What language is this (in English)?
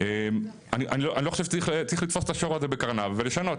Hebrew